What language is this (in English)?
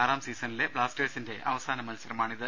Malayalam